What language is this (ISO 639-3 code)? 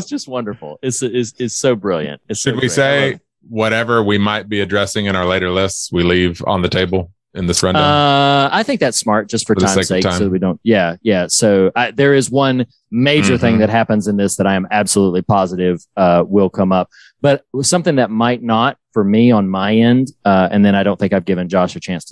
eng